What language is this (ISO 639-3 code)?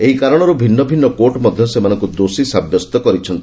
ori